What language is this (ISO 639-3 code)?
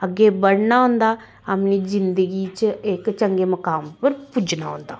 doi